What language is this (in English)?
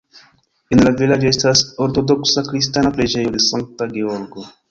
Esperanto